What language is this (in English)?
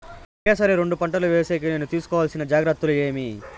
Telugu